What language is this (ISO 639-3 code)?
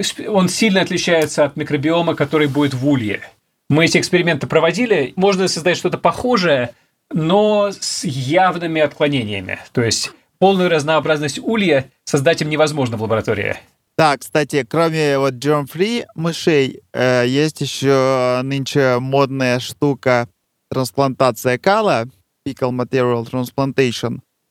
rus